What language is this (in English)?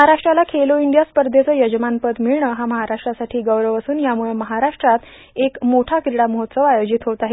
Marathi